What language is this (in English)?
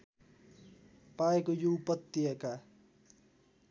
Nepali